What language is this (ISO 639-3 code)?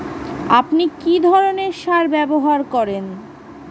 ben